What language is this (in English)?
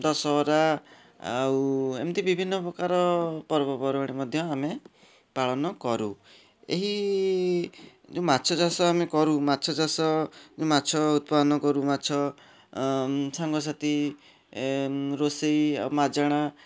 Odia